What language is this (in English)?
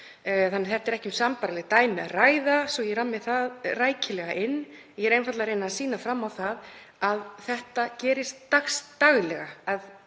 Icelandic